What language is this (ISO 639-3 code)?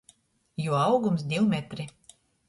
ltg